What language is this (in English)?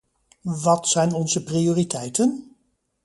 Dutch